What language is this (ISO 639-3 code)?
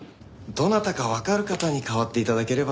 jpn